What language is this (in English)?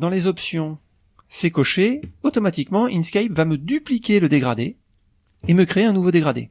French